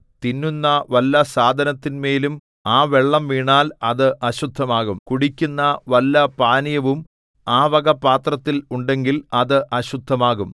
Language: Malayalam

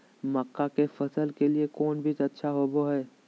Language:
Magahi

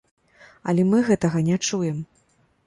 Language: Belarusian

